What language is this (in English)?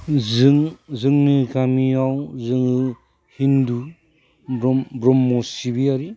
Bodo